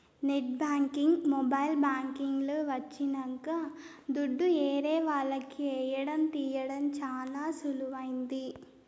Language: Telugu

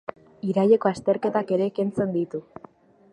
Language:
Basque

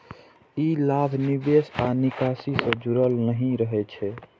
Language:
Maithili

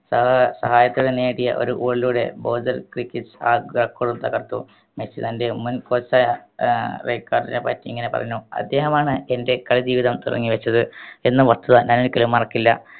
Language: Malayalam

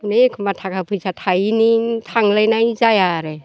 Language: Bodo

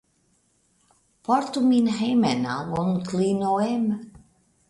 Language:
Esperanto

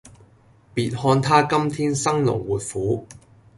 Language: Cantonese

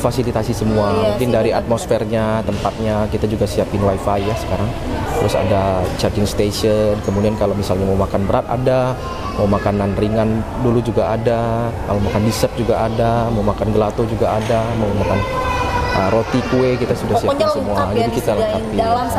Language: Indonesian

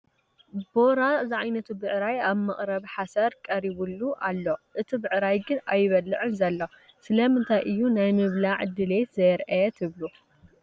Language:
Tigrinya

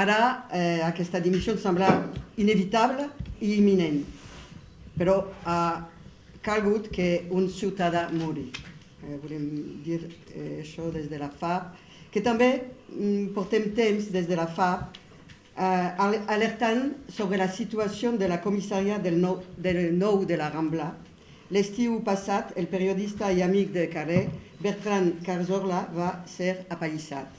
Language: French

